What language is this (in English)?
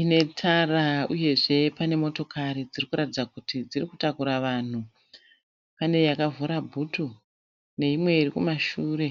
Shona